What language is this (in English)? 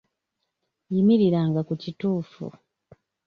Ganda